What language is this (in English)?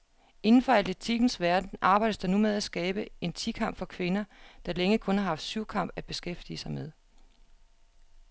Danish